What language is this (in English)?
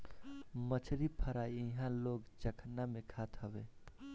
Bhojpuri